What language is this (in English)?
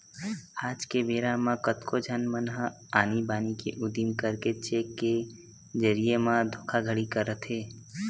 Chhattisgarhi